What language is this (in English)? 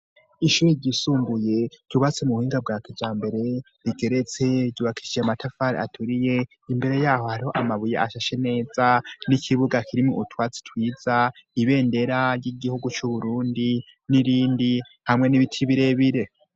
Rundi